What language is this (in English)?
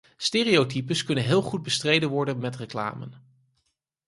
Dutch